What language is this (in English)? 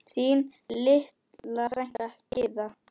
Icelandic